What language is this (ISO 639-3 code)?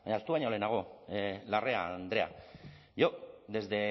eus